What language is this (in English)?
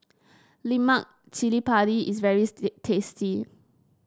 English